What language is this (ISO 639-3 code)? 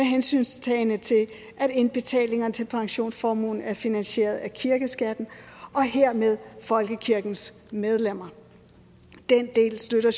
dan